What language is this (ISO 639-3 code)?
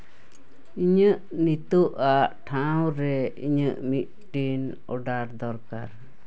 sat